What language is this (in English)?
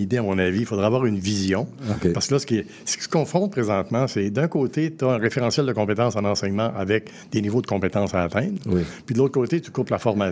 French